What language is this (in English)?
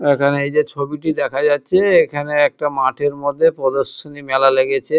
Bangla